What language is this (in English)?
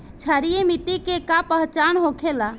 Bhojpuri